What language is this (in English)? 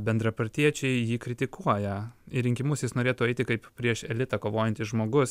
Lithuanian